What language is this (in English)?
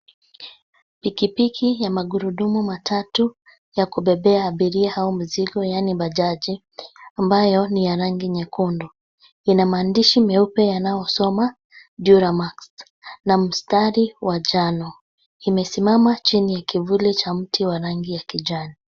Swahili